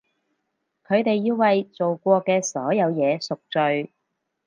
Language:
Cantonese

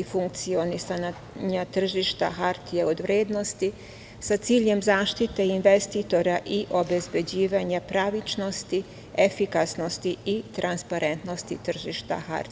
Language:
Serbian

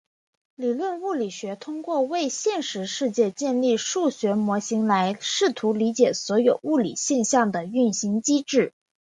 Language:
Chinese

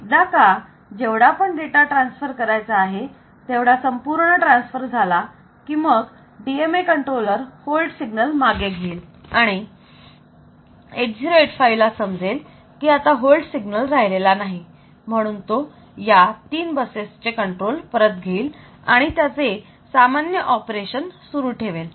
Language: Marathi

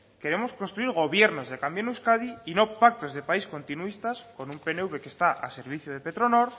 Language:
Spanish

